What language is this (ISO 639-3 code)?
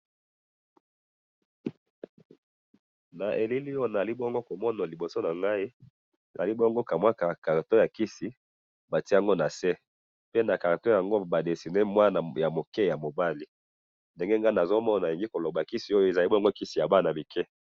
lin